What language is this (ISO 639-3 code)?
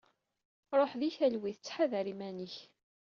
kab